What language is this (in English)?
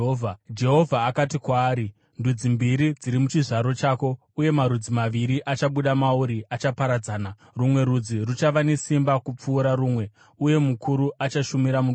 Shona